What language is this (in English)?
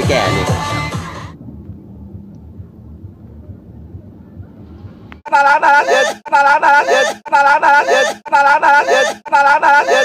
Thai